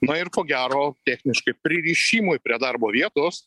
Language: Lithuanian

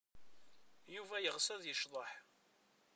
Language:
Kabyle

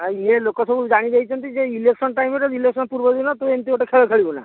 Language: Odia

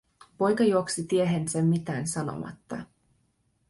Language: Finnish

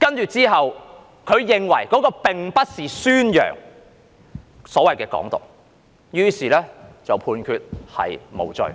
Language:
Cantonese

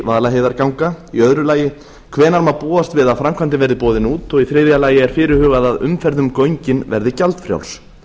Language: Icelandic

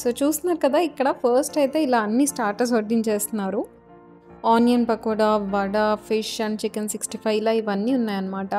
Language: Telugu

